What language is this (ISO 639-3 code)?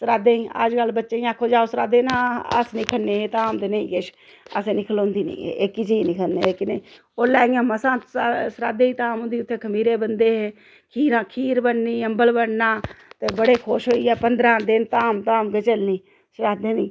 doi